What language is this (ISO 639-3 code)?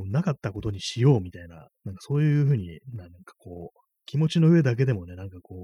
jpn